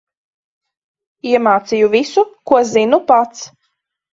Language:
Latvian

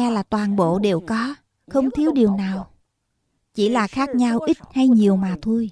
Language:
Vietnamese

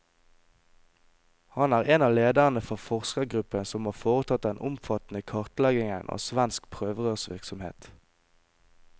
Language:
Norwegian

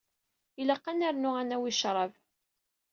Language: Kabyle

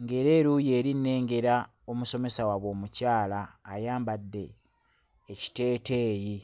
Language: Ganda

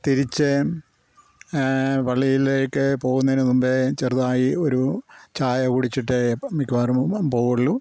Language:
Malayalam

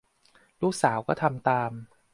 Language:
Thai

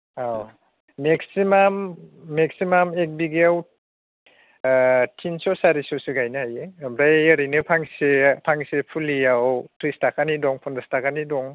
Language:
Bodo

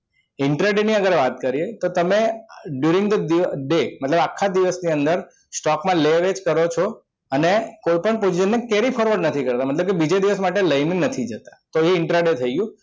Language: Gujarati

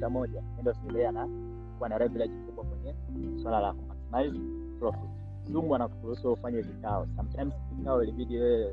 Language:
Swahili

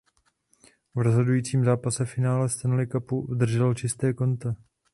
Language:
Czech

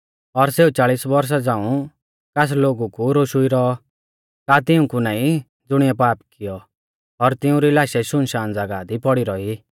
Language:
Mahasu Pahari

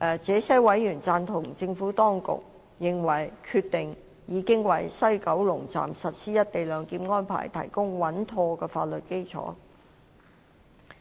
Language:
Cantonese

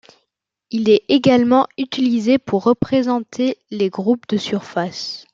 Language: French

